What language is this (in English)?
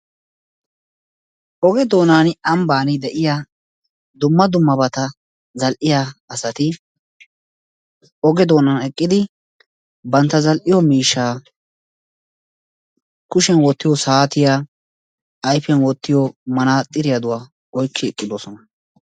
Wolaytta